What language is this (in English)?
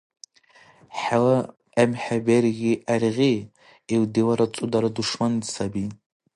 Dargwa